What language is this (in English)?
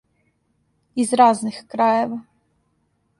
Serbian